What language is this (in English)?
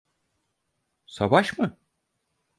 Turkish